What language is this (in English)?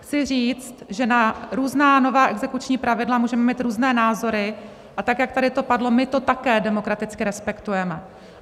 Czech